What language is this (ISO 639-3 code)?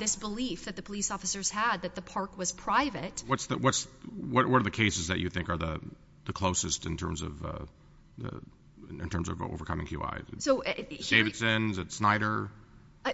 eng